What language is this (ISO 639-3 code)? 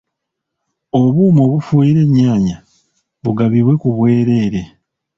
lug